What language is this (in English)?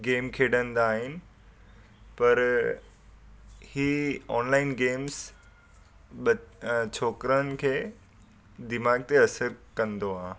Sindhi